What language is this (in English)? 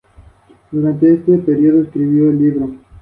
Spanish